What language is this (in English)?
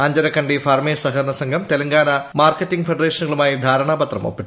Malayalam